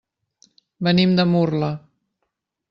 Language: Catalan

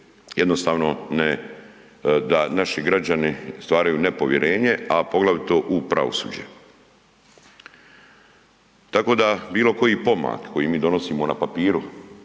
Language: Croatian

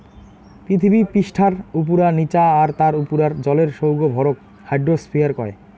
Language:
Bangla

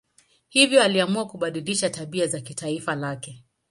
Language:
Swahili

